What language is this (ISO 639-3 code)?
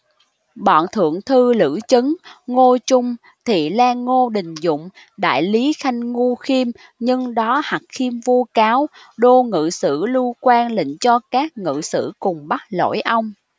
vie